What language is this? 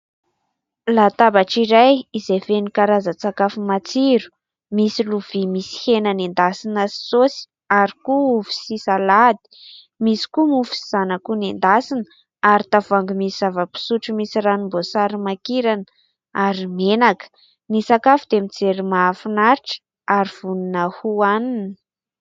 Malagasy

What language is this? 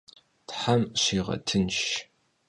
Kabardian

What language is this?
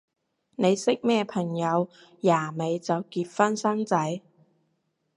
Cantonese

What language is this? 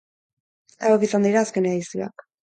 Basque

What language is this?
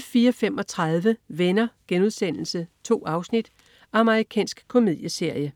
Danish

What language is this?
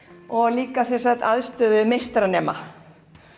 Icelandic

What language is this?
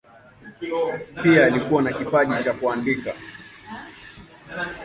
Swahili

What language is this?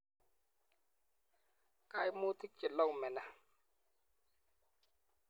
Kalenjin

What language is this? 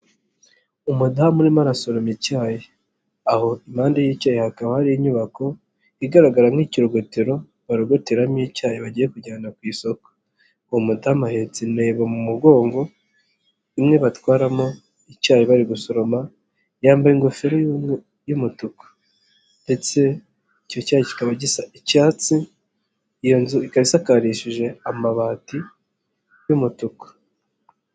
Kinyarwanda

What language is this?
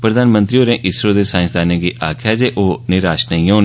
Dogri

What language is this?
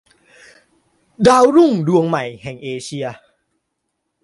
Thai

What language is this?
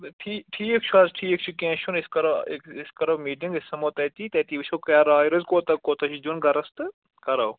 Kashmiri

